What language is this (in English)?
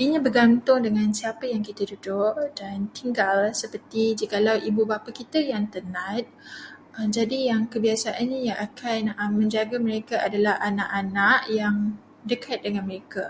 Malay